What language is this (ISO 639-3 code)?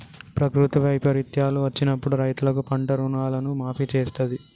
tel